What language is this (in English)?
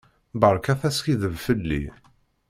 Kabyle